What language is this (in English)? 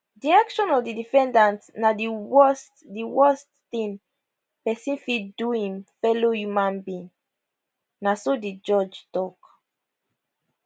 Nigerian Pidgin